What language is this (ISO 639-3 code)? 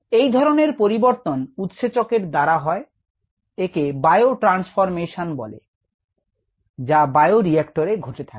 ben